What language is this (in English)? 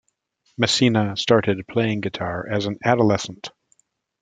English